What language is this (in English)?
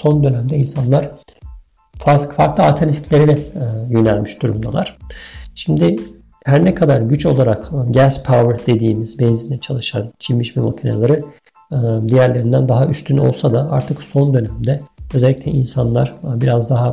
Turkish